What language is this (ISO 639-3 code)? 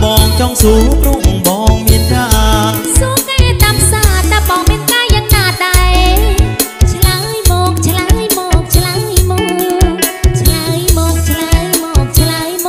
tha